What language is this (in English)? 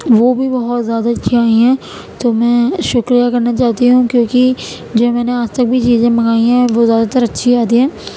Urdu